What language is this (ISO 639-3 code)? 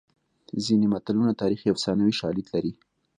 pus